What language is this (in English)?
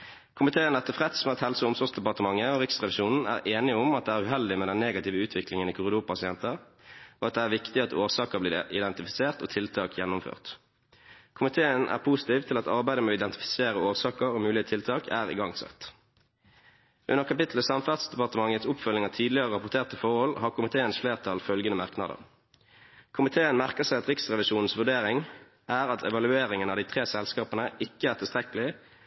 Norwegian Bokmål